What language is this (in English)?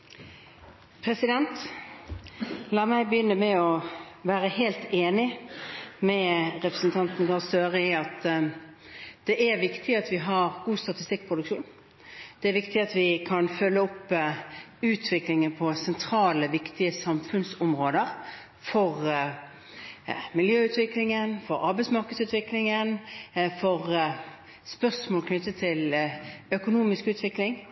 Norwegian Bokmål